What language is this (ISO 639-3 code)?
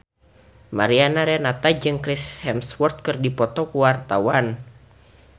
sun